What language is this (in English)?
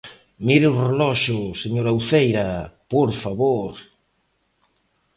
Galician